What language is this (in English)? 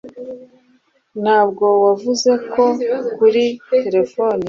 Kinyarwanda